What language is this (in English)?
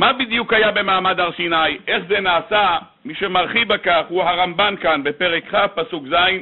Hebrew